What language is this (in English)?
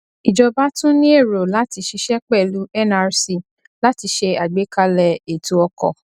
Yoruba